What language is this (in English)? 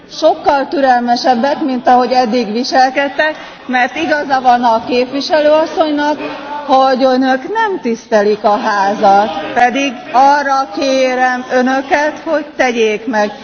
Hungarian